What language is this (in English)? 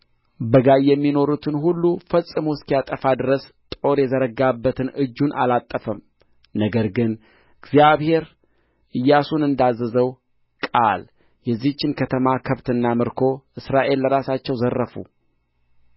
Amharic